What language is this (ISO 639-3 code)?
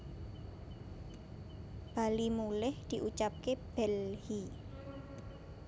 jav